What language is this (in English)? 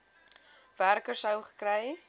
Afrikaans